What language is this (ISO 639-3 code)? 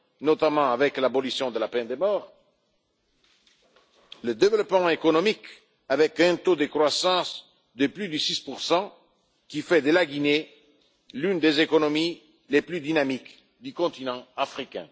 fra